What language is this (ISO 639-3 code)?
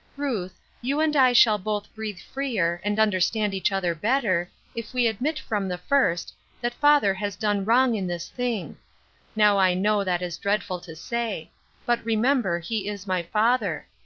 eng